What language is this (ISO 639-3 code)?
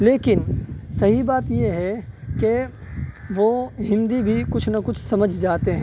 urd